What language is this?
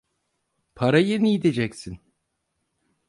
Turkish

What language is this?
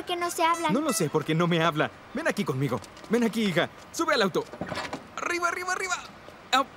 Spanish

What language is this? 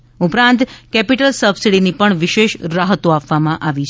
Gujarati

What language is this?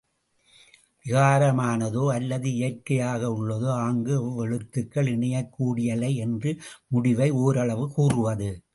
Tamil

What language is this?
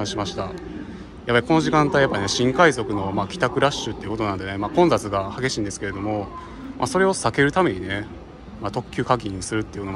Japanese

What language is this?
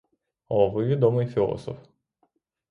Ukrainian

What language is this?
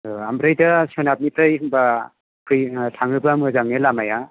Bodo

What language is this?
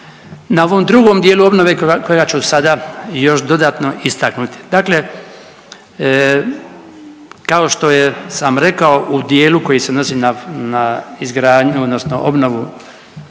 Croatian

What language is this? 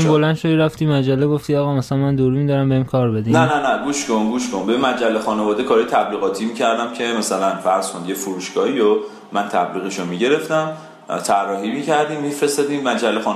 Persian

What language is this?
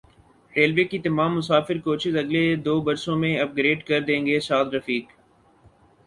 Urdu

